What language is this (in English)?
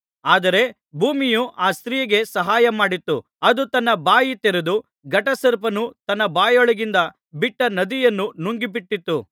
Kannada